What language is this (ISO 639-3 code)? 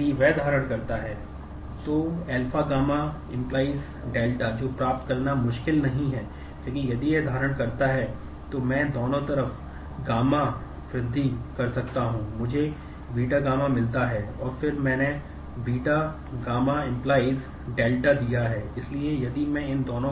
hin